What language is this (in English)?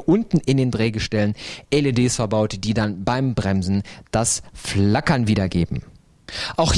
German